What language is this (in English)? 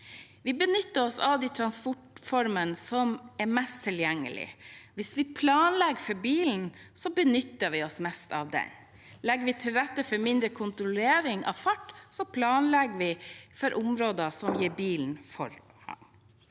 Norwegian